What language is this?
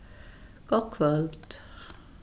Faroese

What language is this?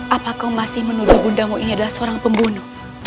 Indonesian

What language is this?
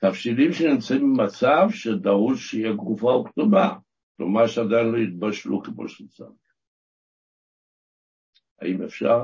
Hebrew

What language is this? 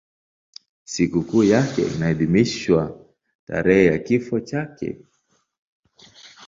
Swahili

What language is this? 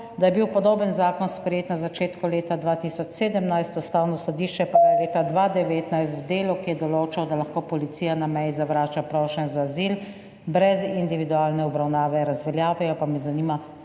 Slovenian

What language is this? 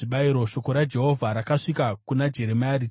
Shona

